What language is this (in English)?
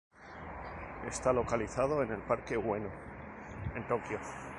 Spanish